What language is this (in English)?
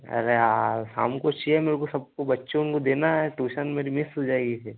Hindi